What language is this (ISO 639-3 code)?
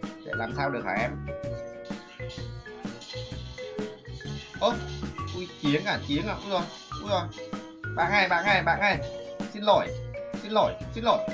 vie